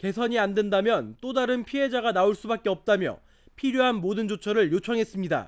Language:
Korean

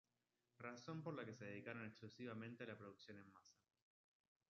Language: Spanish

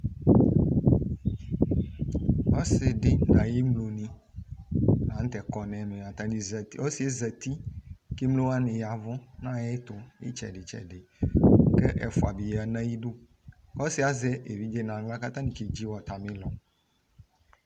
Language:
Ikposo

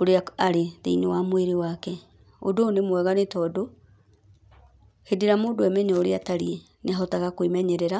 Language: Kikuyu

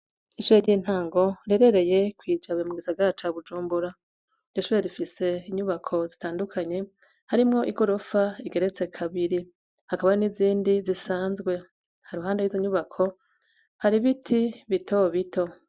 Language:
Rundi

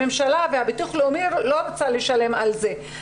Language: Hebrew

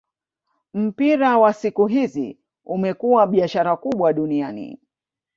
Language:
Swahili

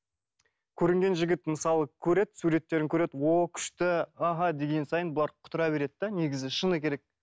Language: Kazakh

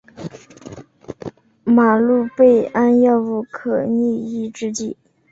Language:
Chinese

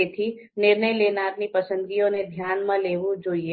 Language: Gujarati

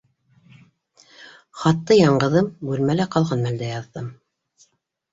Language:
Bashkir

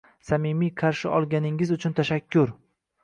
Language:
Uzbek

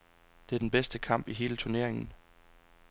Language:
Danish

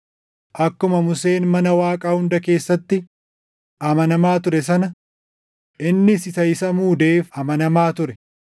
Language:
Oromo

